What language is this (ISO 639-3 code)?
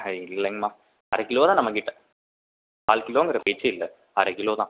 tam